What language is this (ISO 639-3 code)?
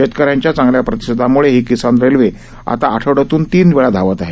mar